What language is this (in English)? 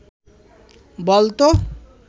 Bangla